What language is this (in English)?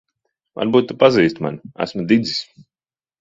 Latvian